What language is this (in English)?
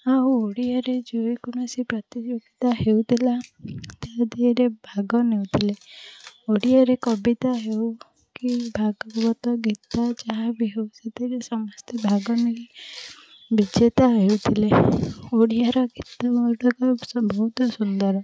Odia